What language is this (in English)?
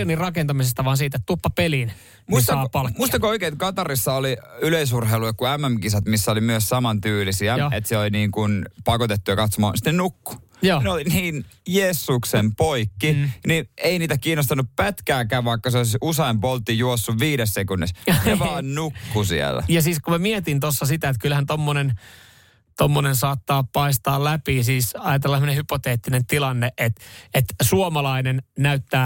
Finnish